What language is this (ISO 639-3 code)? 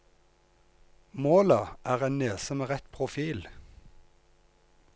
nor